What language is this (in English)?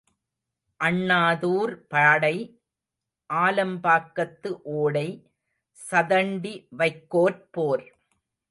Tamil